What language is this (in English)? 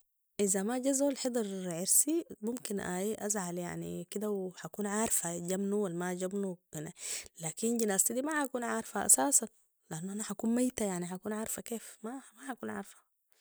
Sudanese Arabic